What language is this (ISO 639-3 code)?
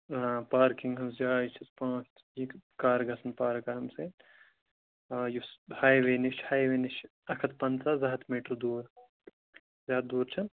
kas